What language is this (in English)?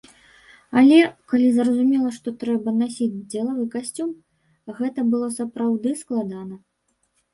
Belarusian